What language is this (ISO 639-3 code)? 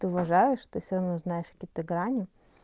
rus